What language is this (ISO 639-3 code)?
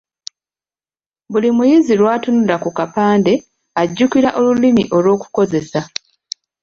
lug